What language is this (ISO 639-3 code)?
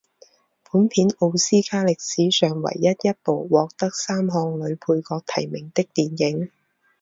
zho